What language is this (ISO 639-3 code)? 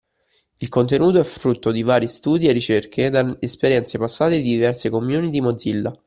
ita